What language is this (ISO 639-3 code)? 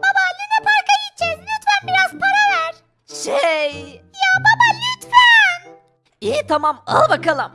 tur